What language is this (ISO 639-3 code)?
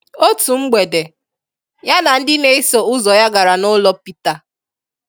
ibo